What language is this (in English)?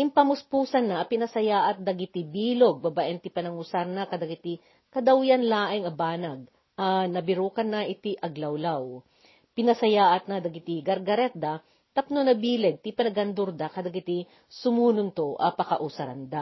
Filipino